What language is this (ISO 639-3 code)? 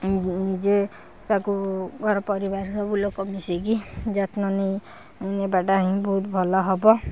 ori